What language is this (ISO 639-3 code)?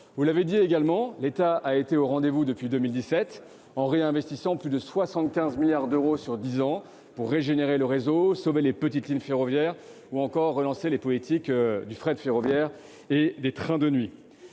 fra